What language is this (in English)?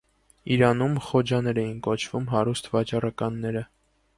Armenian